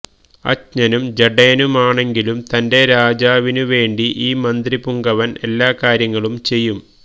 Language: Malayalam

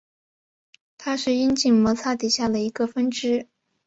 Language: Chinese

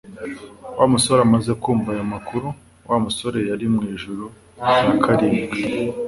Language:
Kinyarwanda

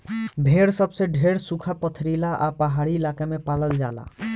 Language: Bhojpuri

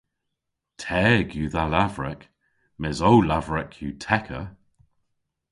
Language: Cornish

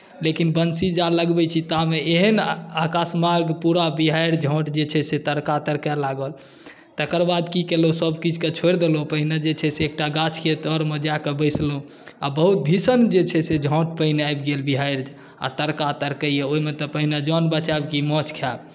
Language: Maithili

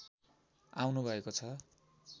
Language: Nepali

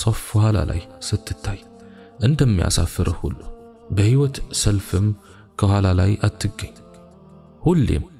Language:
Arabic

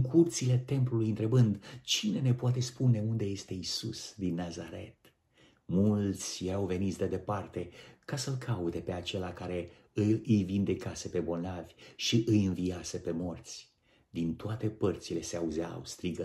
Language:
Romanian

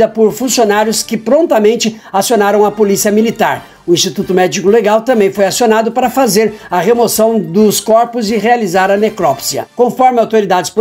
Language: Portuguese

